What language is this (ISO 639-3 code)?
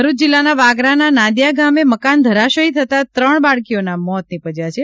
guj